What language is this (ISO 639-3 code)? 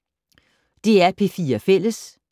dan